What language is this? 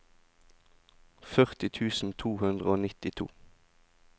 Norwegian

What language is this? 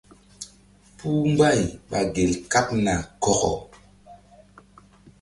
Mbum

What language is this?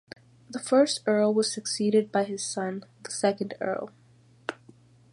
English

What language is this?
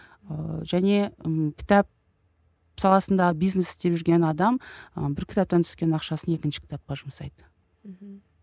Kazakh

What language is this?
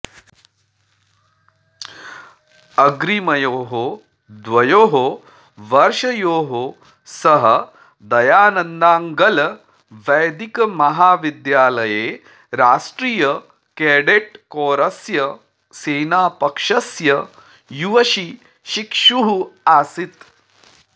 Sanskrit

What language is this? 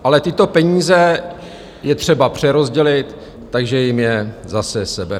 Czech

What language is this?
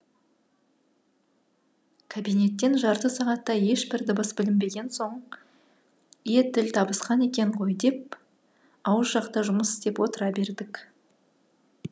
Kazakh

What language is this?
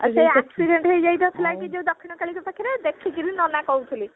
Odia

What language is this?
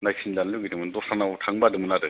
Bodo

